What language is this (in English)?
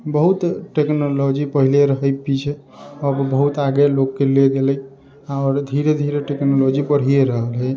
Maithili